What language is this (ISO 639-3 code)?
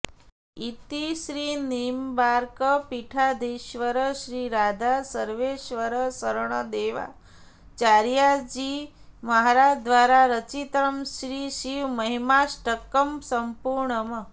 san